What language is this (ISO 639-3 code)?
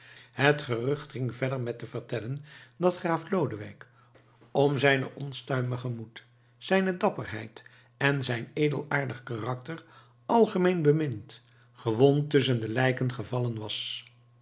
nld